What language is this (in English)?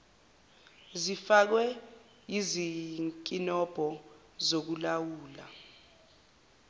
Zulu